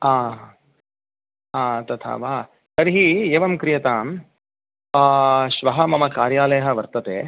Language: Sanskrit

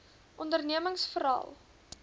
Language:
Afrikaans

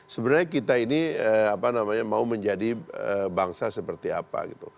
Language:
Indonesian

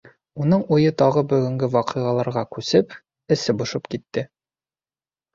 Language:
Bashkir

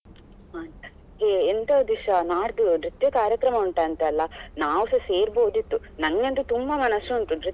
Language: Kannada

